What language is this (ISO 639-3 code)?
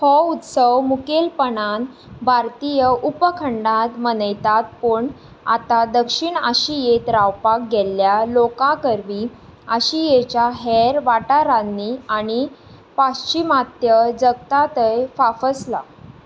kok